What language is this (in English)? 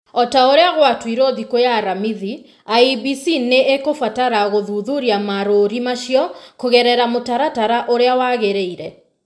Kikuyu